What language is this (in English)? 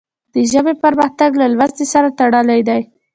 Pashto